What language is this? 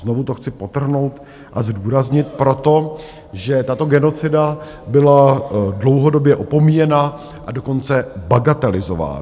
Czech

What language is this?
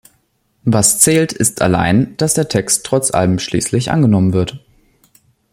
German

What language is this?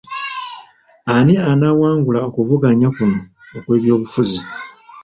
Ganda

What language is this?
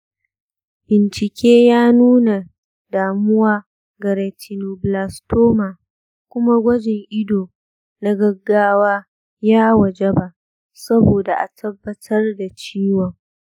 Hausa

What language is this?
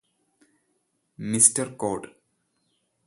Malayalam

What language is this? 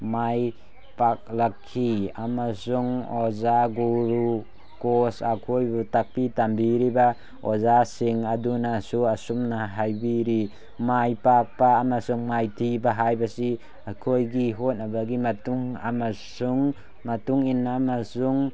Manipuri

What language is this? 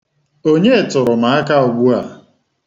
Igbo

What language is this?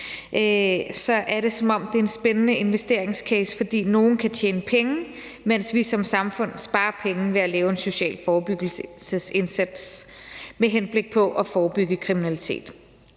Danish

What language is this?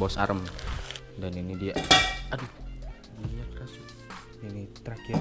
Indonesian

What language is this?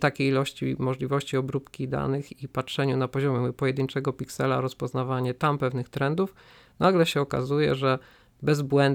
Polish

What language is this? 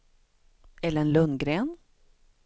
Swedish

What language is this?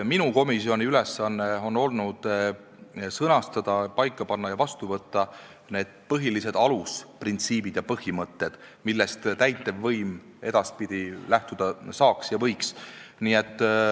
Estonian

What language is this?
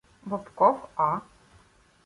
Ukrainian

